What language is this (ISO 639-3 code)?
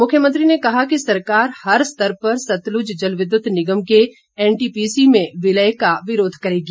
hin